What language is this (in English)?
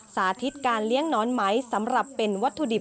Thai